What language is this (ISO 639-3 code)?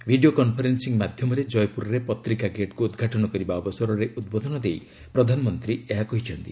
ori